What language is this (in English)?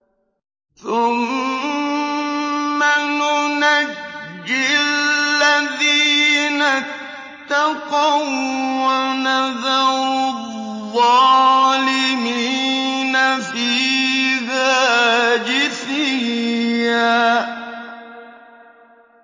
Arabic